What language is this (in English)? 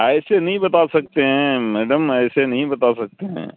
Urdu